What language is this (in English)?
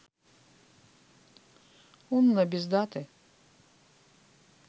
Russian